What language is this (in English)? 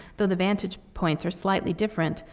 English